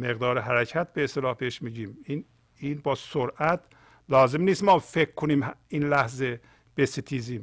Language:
Persian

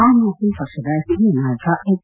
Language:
Kannada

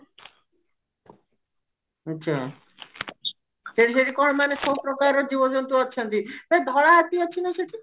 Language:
Odia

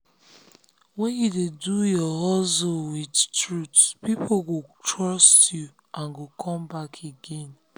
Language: Nigerian Pidgin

